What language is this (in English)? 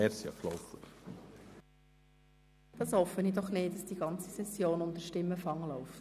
Swiss German